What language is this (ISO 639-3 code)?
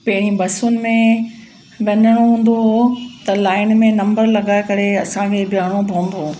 snd